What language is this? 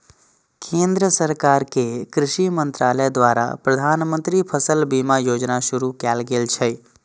Maithili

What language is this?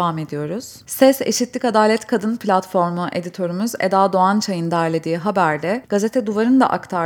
Turkish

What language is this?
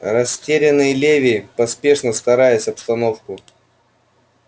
Russian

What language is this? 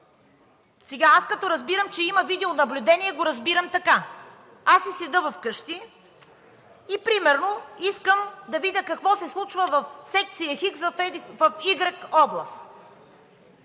Bulgarian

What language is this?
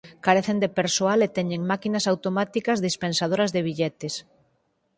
Galician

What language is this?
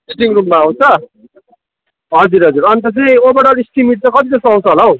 Nepali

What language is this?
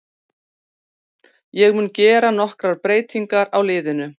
Icelandic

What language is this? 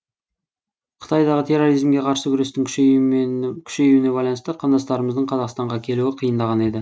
Kazakh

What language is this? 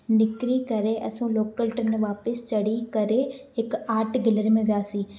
Sindhi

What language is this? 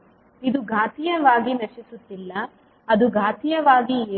Kannada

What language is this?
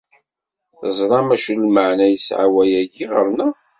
Kabyle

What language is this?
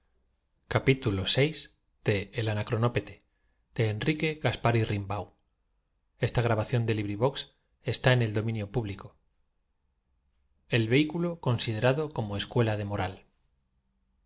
Spanish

